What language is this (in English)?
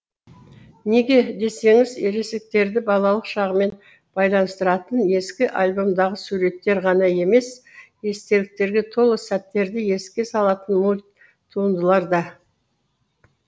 Kazakh